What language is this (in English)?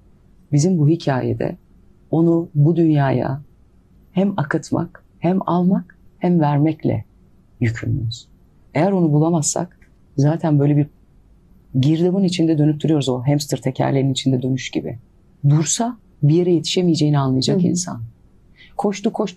Turkish